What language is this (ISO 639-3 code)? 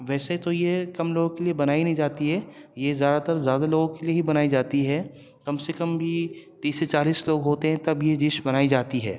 urd